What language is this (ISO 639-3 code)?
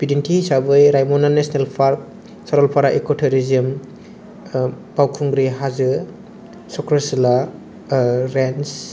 brx